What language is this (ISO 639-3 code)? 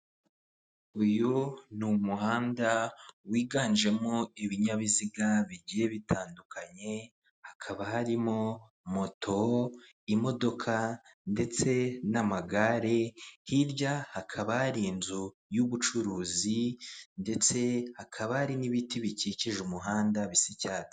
kin